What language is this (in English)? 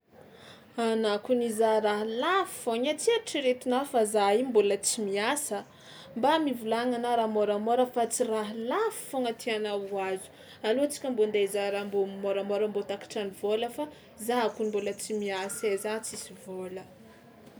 Tsimihety Malagasy